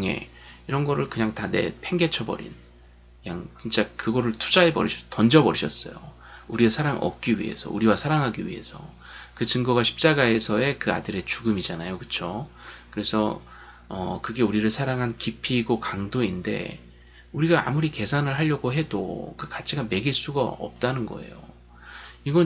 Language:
Korean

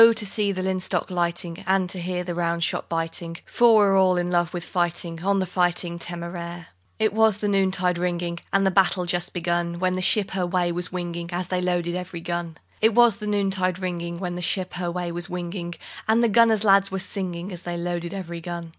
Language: English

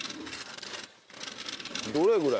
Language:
Japanese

